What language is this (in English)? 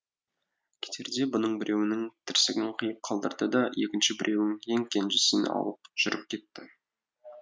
Kazakh